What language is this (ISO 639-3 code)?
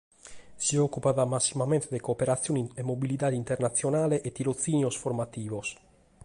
srd